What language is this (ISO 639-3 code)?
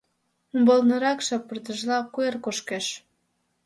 chm